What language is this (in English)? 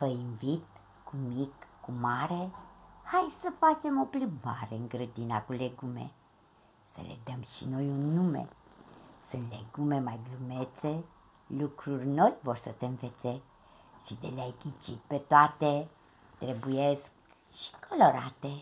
Romanian